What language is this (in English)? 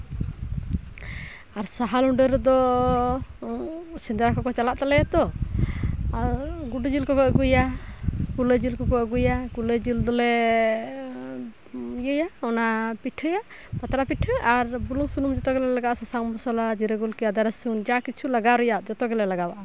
Santali